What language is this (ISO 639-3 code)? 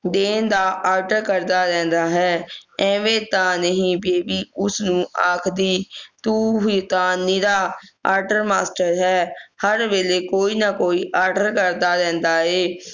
pan